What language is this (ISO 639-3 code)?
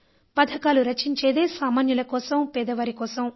tel